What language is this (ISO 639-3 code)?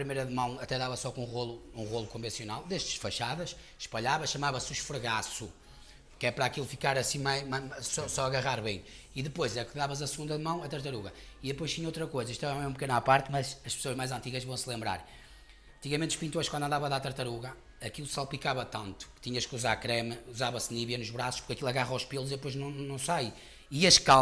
por